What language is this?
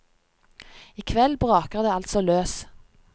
Norwegian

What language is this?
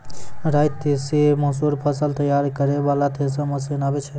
Maithili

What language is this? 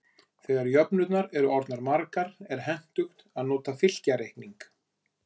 Icelandic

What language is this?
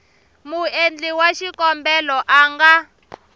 Tsonga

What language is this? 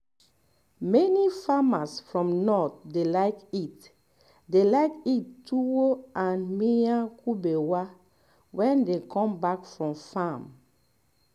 Nigerian Pidgin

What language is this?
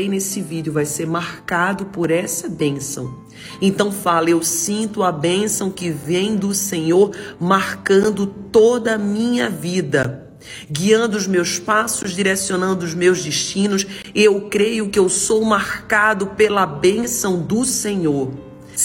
Portuguese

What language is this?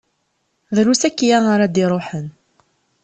Kabyle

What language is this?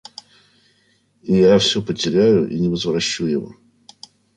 Russian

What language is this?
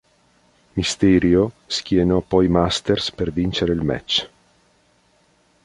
Italian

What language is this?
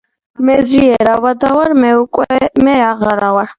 Georgian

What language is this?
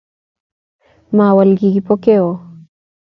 Kalenjin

